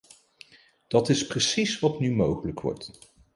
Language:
Dutch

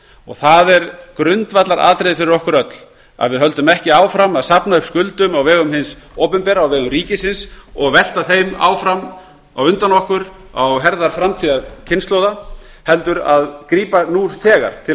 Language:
Icelandic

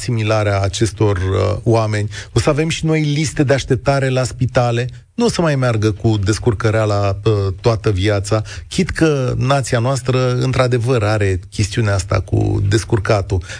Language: Romanian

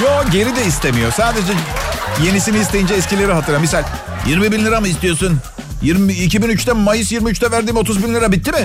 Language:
Turkish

